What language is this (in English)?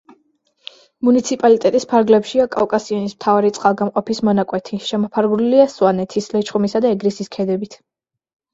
Georgian